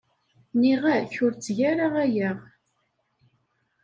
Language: Kabyle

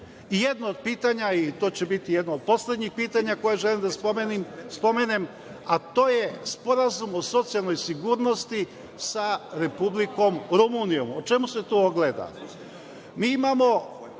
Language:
Serbian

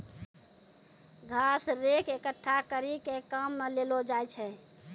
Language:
Maithili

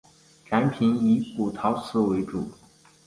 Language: Chinese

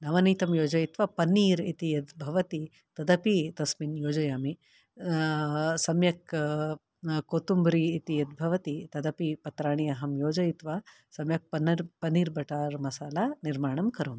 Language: Sanskrit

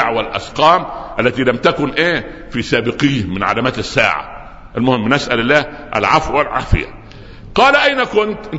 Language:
Arabic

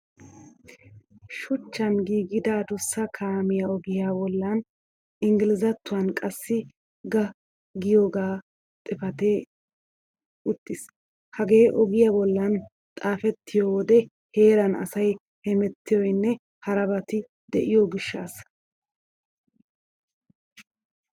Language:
Wolaytta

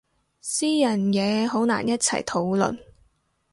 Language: Cantonese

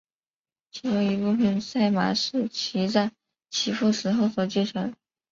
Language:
Chinese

